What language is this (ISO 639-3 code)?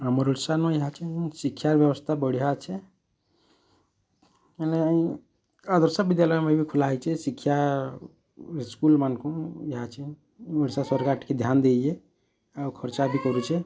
ori